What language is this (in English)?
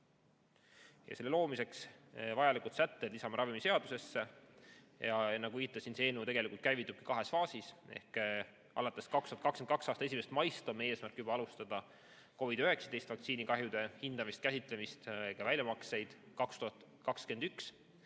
Estonian